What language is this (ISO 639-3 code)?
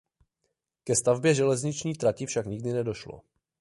ces